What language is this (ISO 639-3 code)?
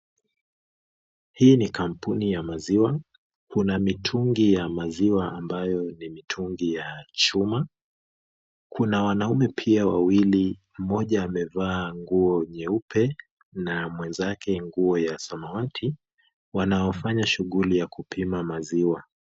swa